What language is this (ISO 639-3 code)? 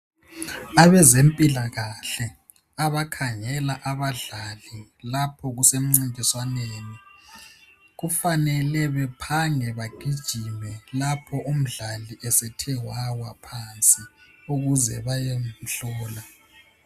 nde